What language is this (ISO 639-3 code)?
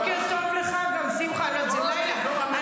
heb